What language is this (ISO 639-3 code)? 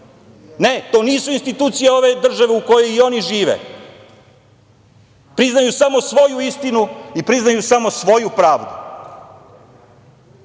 srp